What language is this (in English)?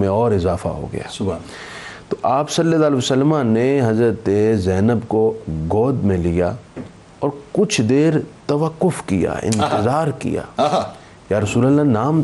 Urdu